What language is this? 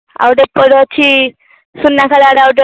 Odia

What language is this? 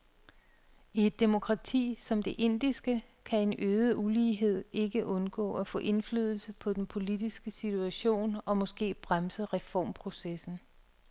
Danish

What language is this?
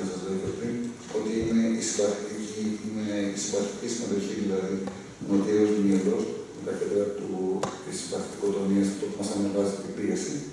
Greek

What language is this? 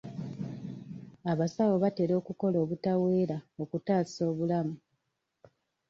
Ganda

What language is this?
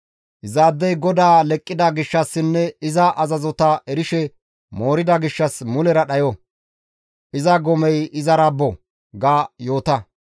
Gamo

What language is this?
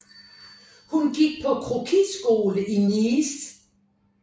Danish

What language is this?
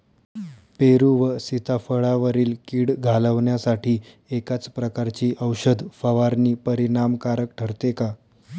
Marathi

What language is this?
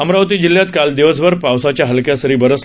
Marathi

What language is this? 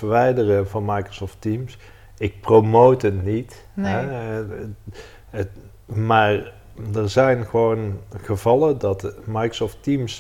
Dutch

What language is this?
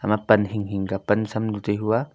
Wancho Naga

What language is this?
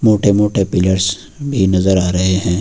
Hindi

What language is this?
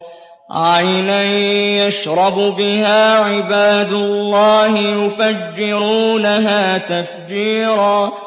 Arabic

